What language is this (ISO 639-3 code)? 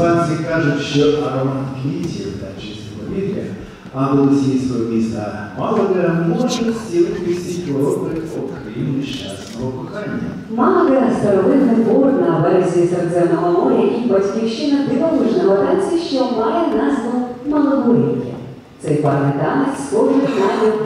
ukr